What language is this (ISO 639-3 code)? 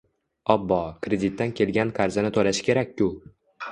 uzb